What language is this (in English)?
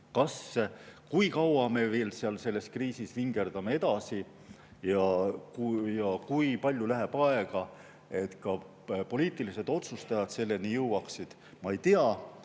Estonian